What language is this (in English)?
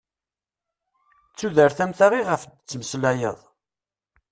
Kabyle